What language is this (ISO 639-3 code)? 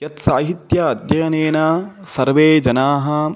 san